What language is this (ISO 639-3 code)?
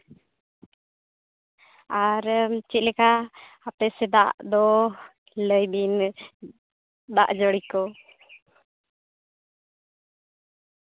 sat